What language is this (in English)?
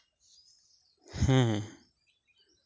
Santali